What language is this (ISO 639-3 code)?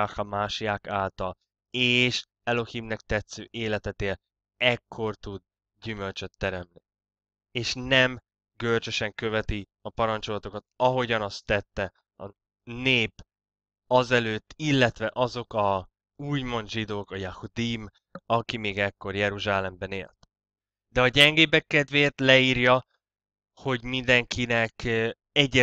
hun